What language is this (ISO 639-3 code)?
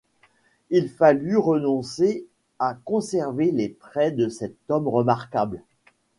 fra